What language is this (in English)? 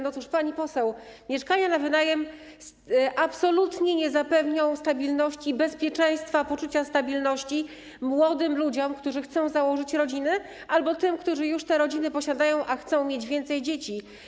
Polish